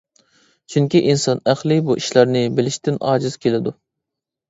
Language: Uyghur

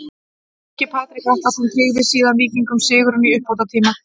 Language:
Icelandic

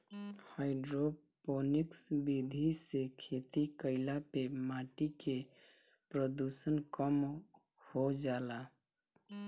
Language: Bhojpuri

